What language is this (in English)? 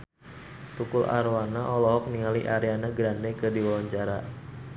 Sundanese